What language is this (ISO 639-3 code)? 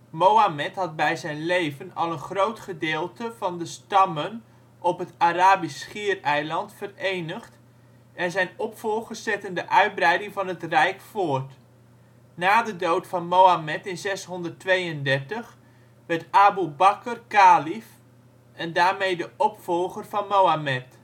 nld